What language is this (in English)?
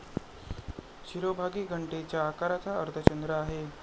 Marathi